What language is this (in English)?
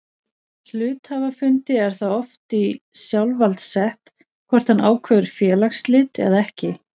Icelandic